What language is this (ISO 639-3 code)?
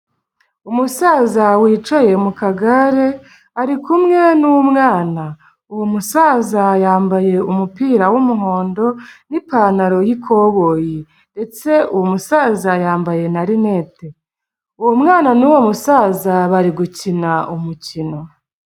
kin